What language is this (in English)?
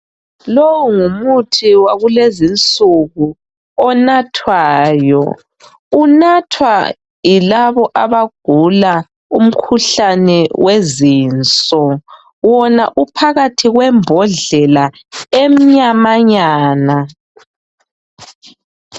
North Ndebele